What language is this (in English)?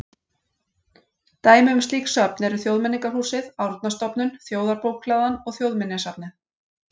Icelandic